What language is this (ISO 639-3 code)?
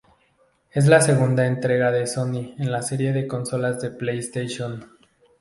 spa